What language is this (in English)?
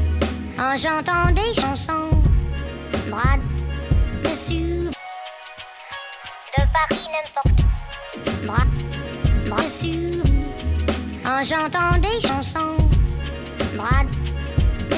French